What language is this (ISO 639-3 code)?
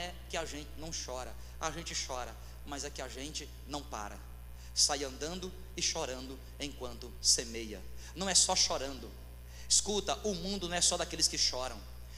por